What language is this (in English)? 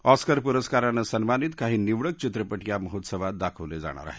Marathi